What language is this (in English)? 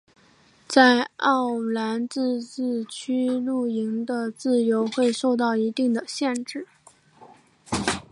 Chinese